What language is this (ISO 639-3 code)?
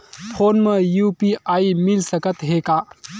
hne